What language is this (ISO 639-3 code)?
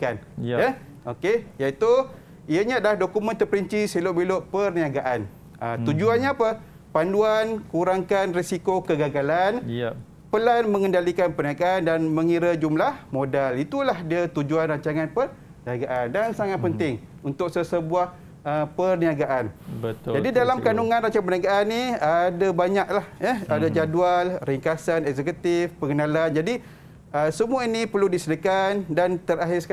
msa